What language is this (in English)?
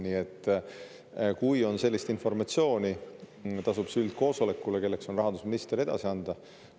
Estonian